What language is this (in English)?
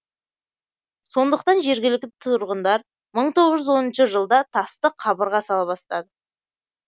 Kazakh